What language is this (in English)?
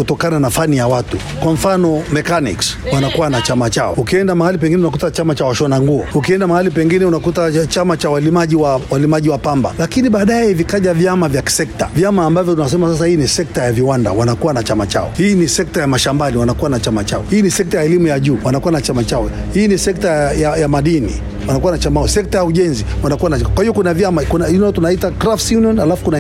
Swahili